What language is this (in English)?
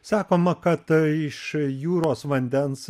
Lithuanian